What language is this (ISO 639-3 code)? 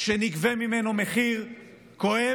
heb